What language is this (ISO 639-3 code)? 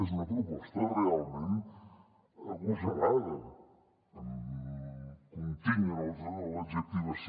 cat